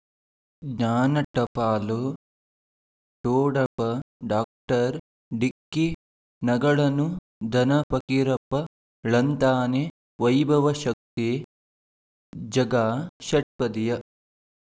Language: Kannada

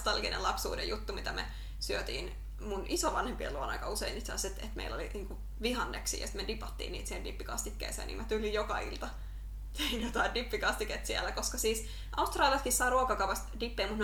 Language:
Finnish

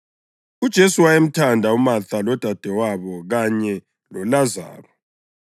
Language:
North Ndebele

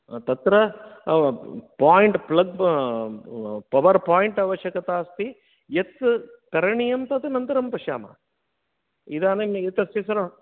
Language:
Sanskrit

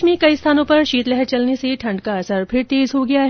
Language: Hindi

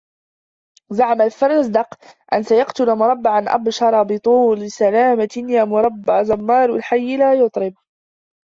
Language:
Arabic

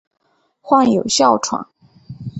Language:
Chinese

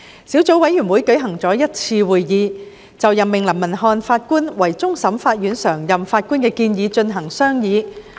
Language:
Cantonese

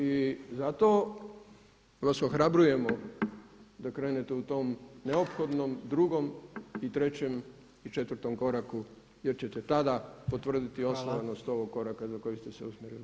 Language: Croatian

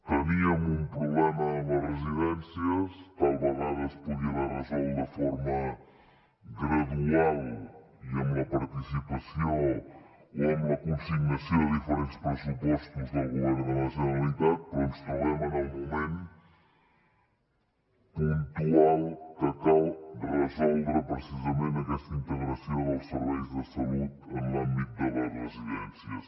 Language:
Catalan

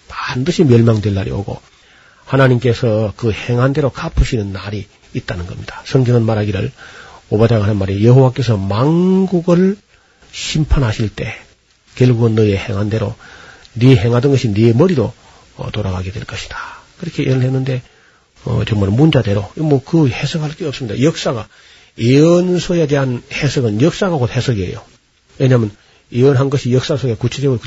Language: Korean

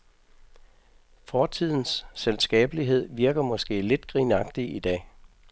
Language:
Danish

